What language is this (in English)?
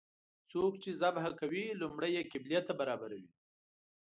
Pashto